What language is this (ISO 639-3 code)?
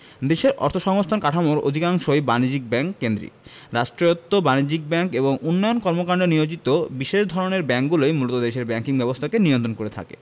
ben